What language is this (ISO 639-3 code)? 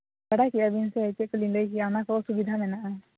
sat